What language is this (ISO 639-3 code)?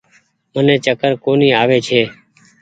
gig